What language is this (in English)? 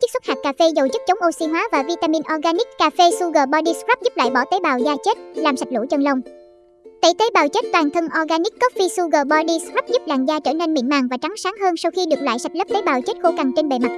Vietnamese